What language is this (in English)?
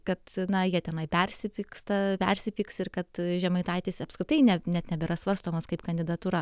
Lithuanian